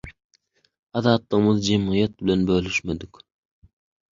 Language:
Turkmen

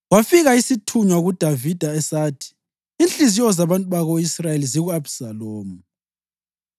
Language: North Ndebele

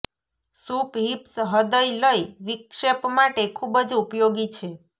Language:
Gujarati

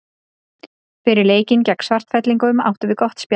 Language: Icelandic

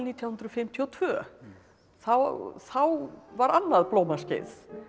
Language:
Icelandic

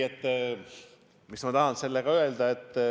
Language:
Estonian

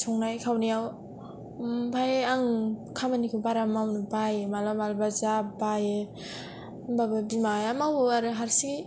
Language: Bodo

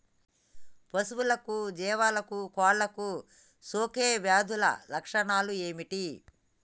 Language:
Telugu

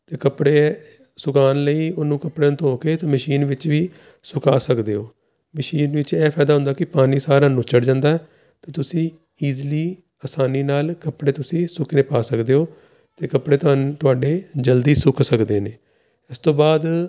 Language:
Punjabi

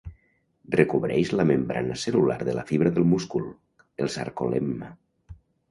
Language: Catalan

